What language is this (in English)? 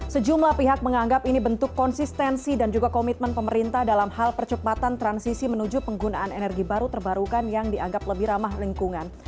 Indonesian